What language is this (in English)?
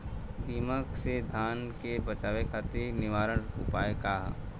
Bhojpuri